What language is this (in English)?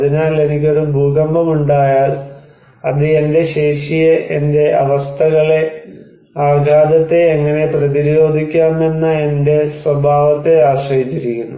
Malayalam